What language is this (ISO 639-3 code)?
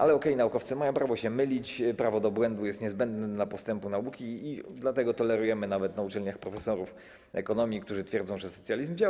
pol